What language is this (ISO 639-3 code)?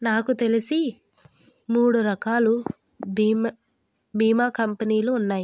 tel